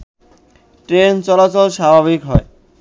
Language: Bangla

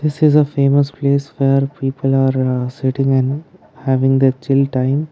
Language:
English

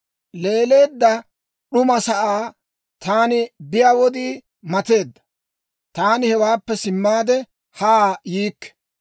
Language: Dawro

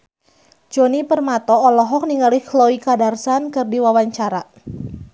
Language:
Sundanese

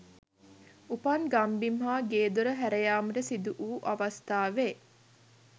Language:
Sinhala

